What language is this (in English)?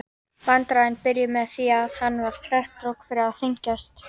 Icelandic